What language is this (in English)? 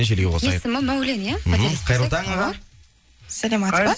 Kazakh